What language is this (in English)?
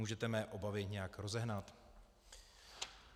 Czech